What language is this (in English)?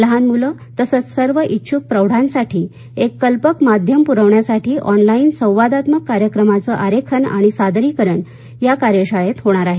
Marathi